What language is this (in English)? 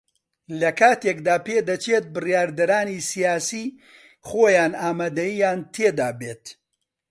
Central Kurdish